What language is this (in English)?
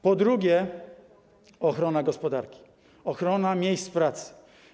Polish